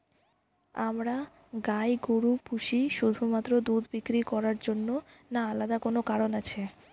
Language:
Bangla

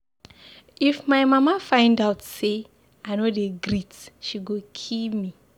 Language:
Nigerian Pidgin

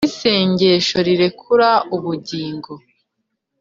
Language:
Kinyarwanda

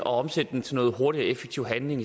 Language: Danish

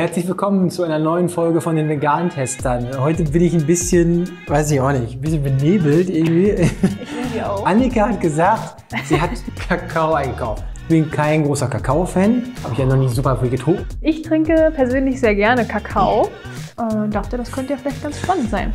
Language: German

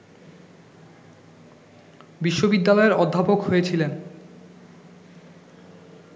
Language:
Bangla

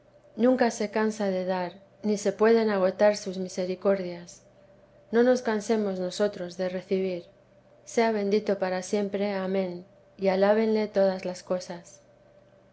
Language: Spanish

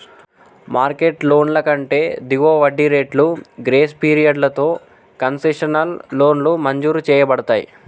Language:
Telugu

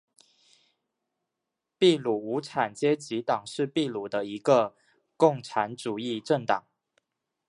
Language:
Chinese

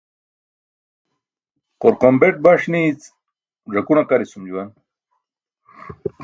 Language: Burushaski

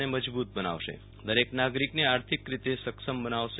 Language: Gujarati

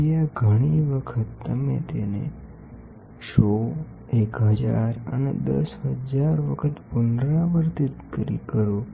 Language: Gujarati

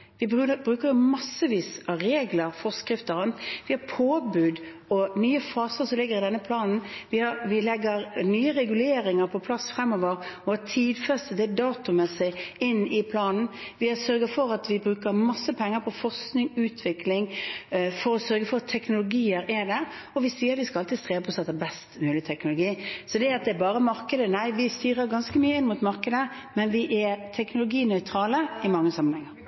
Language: Norwegian Bokmål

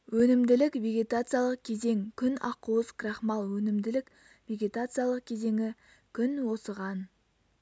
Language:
Kazakh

